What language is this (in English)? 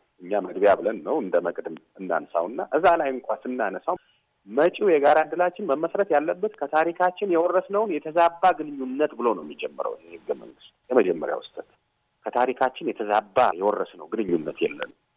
Amharic